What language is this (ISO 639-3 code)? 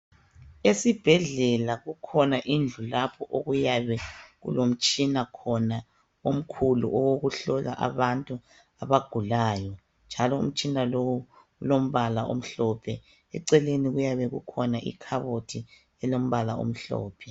nde